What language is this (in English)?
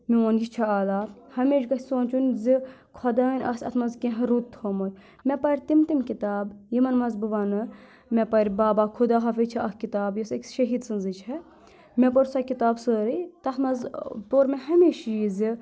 Kashmiri